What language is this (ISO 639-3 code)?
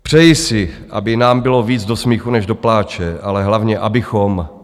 ces